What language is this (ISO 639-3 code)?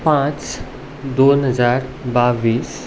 kok